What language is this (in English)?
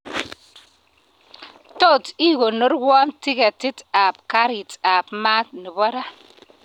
Kalenjin